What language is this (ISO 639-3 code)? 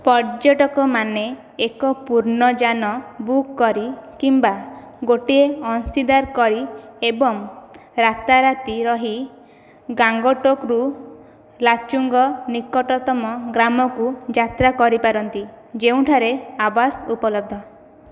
ori